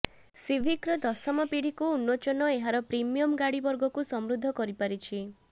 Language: Odia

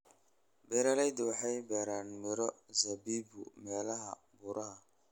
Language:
Somali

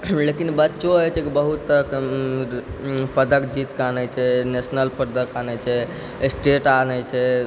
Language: Maithili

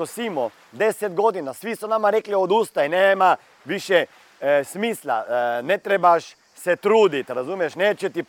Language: Croatian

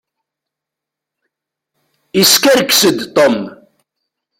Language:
Kabyle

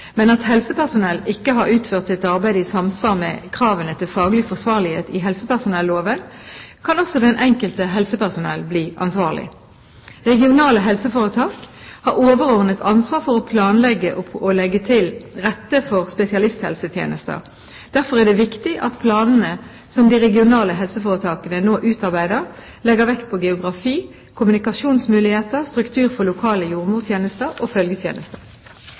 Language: Norwegian Bokmål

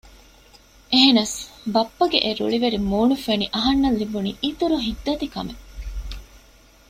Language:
Divehi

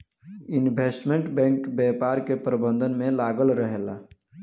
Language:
Bhojpuri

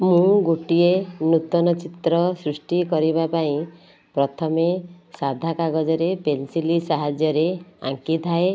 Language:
Odia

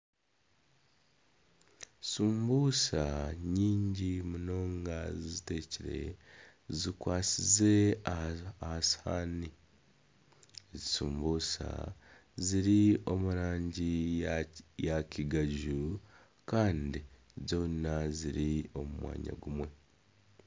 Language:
Nyankole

